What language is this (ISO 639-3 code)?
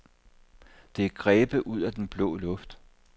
dan